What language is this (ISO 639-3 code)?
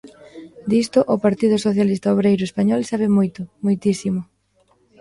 glg